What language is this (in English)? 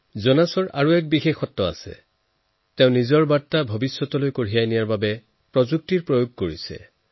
Assamese